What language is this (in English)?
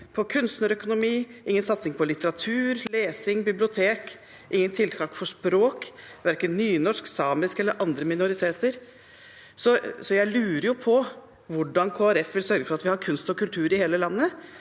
Norwegian